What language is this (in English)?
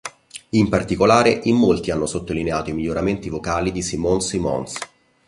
Italian